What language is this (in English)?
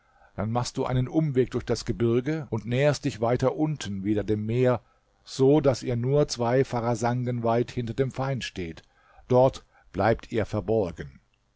German